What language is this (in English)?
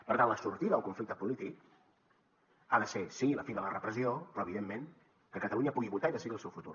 Catalan